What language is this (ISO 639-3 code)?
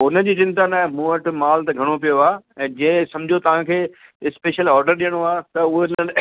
snd